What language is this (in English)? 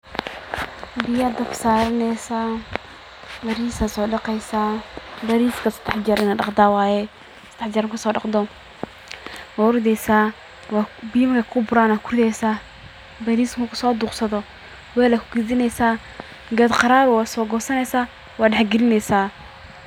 Somali